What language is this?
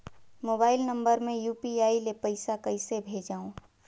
Chhattisgarhi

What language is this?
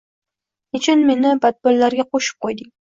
Uzbek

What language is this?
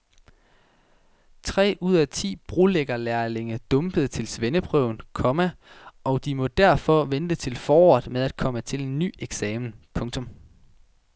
Danish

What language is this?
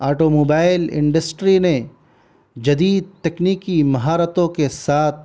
Urdu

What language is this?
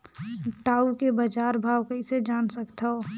Chhattisgarhi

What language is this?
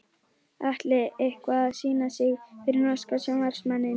Icelandic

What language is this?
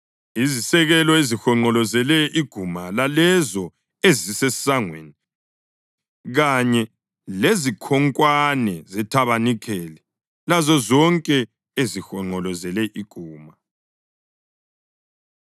North Ndebele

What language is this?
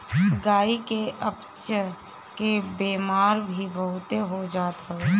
Bhojpuri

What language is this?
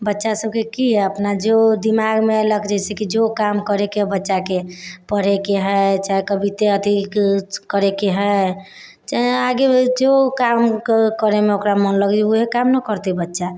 Maithili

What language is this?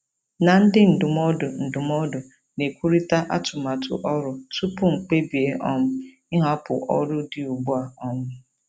Igbo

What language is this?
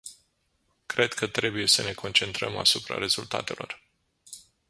Romanian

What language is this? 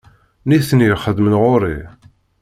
Kabyle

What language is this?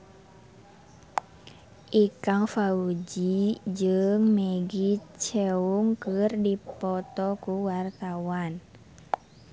Sundanese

